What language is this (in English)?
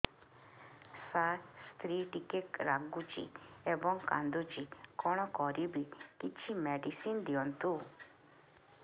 Odia